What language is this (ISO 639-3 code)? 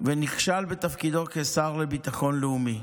heb